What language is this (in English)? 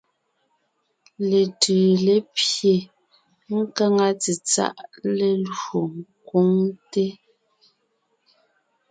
Ngiemboon